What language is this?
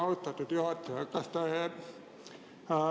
Estonian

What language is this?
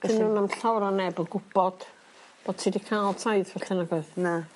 Welsh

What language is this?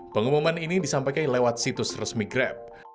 Indonesian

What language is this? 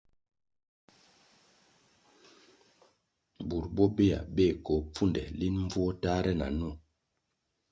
Kwasio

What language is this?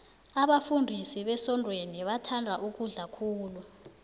South Ndebele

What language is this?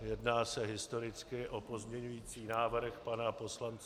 Czech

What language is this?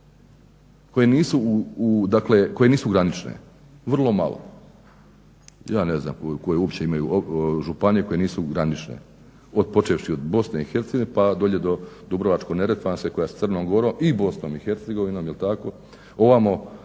Croatian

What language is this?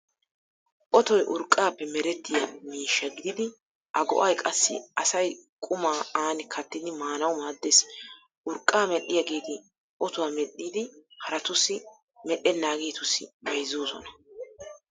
Wolaytta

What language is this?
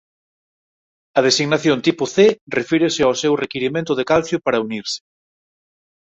Galician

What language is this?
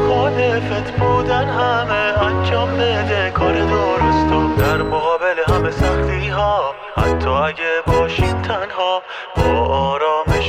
Persian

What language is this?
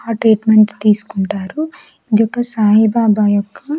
Telugu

